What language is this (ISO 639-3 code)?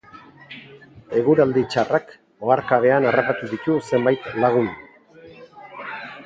eus